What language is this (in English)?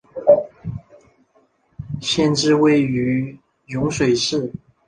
Chinese